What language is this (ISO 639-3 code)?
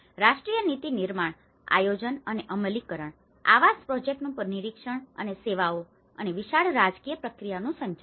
guj